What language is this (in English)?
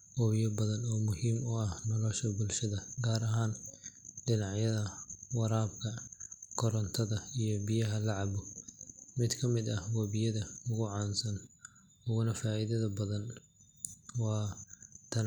Somali